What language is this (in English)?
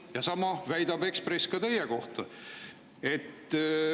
Estonian